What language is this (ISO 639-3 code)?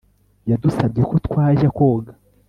kin